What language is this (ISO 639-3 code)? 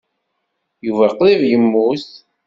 kab